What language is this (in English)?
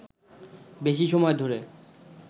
Bangla